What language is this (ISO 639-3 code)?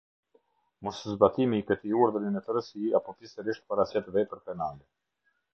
sqi